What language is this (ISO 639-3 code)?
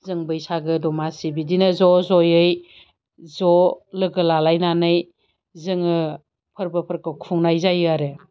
brx